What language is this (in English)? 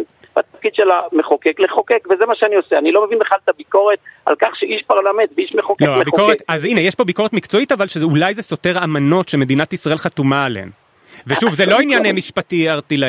Hebrew